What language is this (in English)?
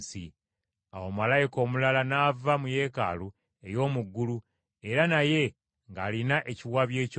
Ganda